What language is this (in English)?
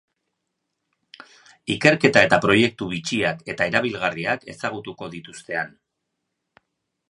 Basque